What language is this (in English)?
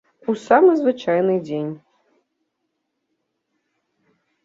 Belarusian